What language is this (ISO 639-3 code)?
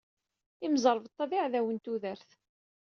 kab